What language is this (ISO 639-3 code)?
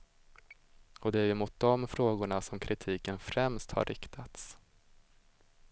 swe